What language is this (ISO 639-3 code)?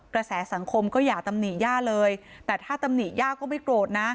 tha